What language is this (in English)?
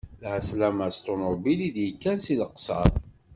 Kabyle